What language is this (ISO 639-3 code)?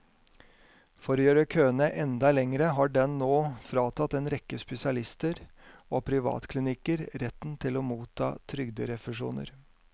nor